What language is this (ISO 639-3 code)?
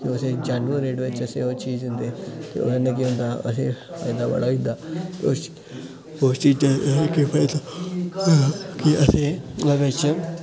doi